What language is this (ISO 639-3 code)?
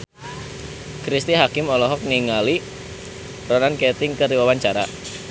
sun